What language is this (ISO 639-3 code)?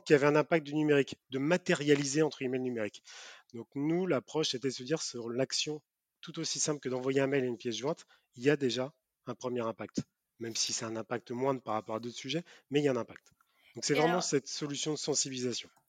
fra